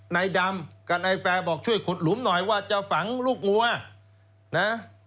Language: Thai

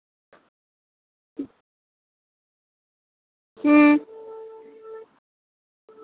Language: Dogri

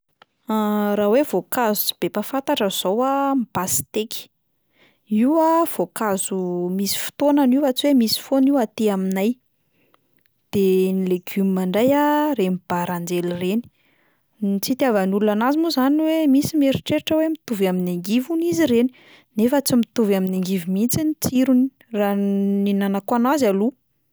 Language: Malagasy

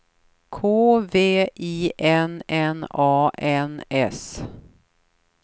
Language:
Swedish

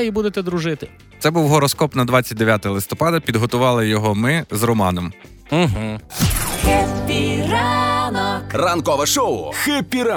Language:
Ukrainian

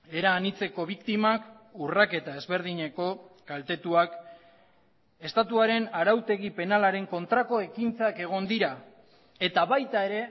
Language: Basque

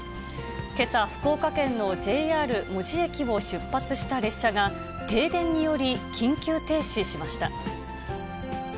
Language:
Japanese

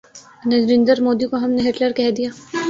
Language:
Urdu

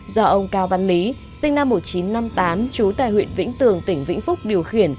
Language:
Vietnamese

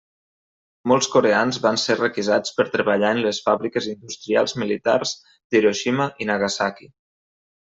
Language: Catalan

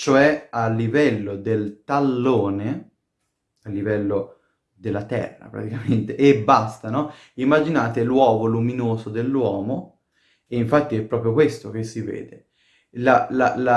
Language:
Italian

